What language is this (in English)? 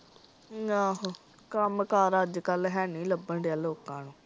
Punjabi